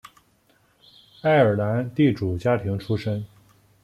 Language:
Chinese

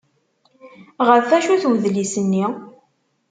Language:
Kabyle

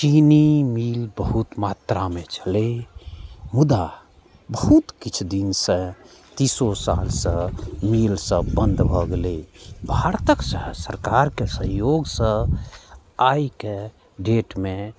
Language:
Maithili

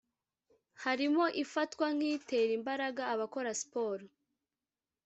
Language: Kinyarwanda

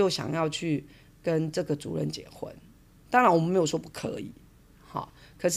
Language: Chinese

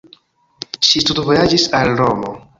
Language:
Esperanto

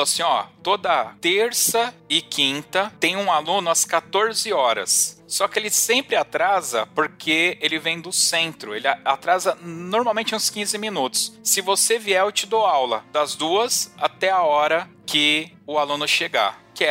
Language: Portuguese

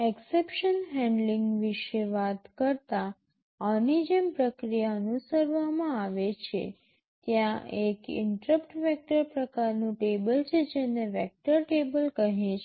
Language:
Gujarati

